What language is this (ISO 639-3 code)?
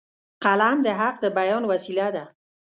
pus